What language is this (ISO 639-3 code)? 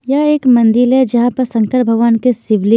hin